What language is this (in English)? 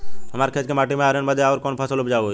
Bhojpuri